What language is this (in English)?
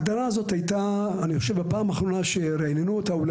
Hebrew